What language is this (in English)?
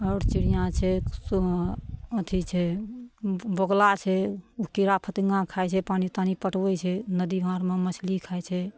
Maithili